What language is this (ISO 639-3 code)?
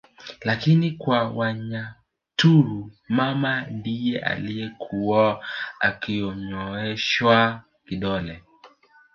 swa